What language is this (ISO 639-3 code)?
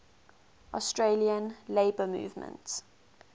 eng